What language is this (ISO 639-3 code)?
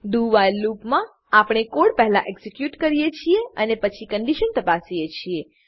guj